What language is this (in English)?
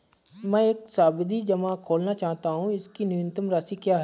Hindi